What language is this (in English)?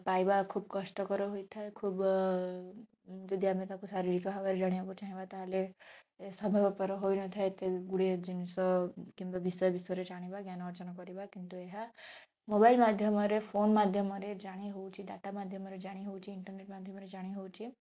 Odia